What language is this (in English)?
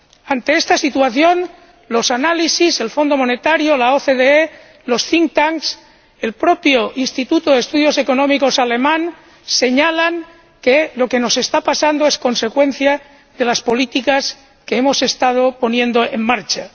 Spanish